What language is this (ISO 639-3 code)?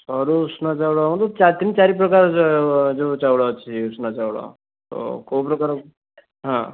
ori